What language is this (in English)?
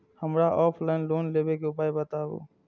Maithili